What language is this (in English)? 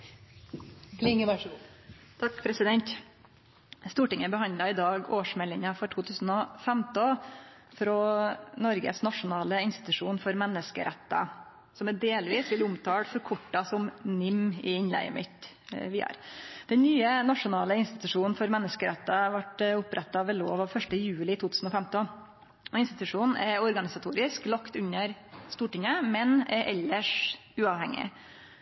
Norwegian Nynorsk